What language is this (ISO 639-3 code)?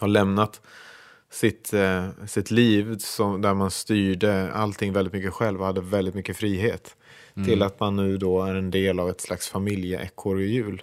swe